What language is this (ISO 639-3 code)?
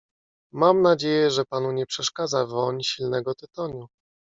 pol